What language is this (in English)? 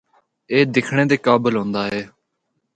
Northern Hindko